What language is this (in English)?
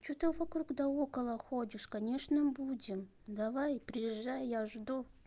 Russian